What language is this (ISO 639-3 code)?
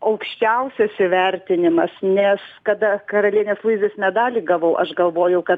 lit